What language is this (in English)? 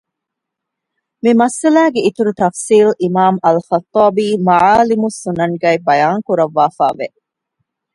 Divehi